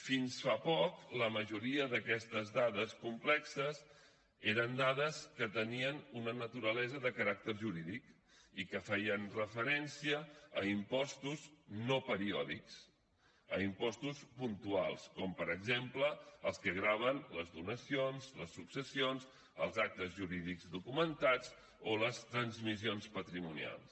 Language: Catalan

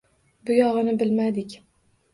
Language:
Uzbek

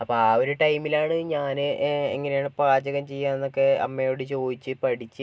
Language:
Malayalam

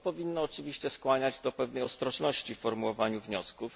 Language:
Polish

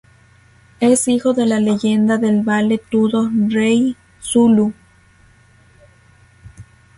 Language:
Spanish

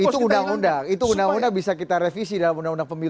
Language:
Indonesian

